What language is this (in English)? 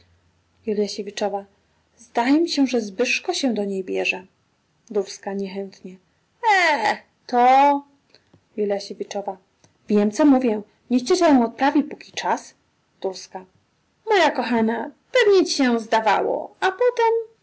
Polish